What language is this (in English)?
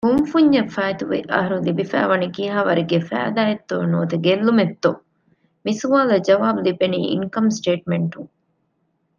Divehi